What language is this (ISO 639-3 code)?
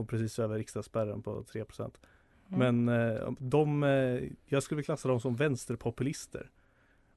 swe